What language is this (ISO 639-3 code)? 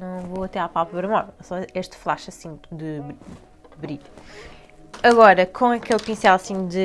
por